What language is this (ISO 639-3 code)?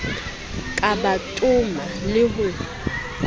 sot